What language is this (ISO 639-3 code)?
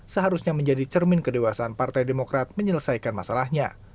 ind